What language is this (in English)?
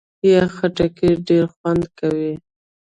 Pashto